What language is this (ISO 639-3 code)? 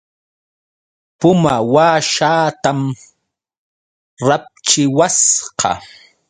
qux